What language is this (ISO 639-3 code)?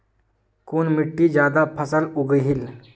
mag